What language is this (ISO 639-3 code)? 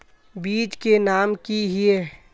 mag